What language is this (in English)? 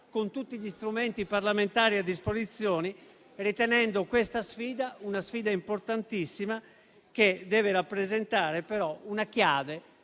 Italian